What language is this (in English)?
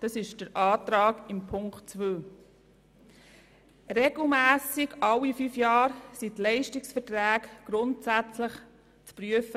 Swiss German